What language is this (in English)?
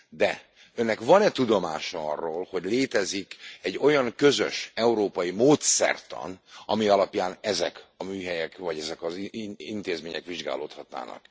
Hungarian